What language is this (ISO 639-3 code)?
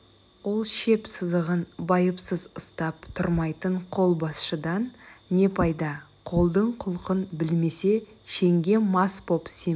kaz